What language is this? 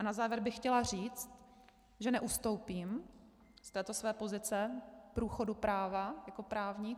Czech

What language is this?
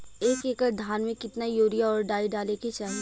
Bhojpuri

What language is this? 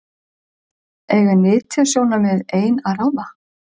Icelandic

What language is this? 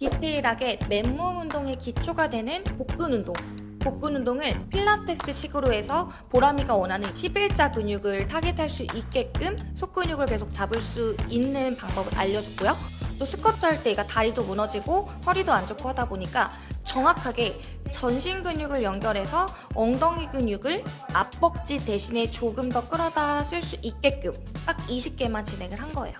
Korean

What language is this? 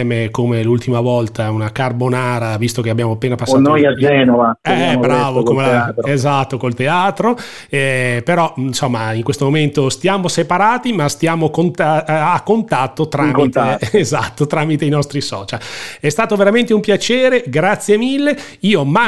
Italian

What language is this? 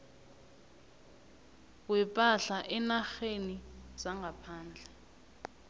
South Ndebele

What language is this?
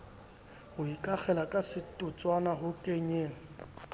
Southern Sotho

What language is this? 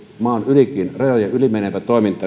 Finnish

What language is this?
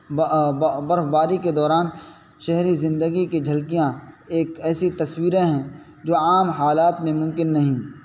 Urdu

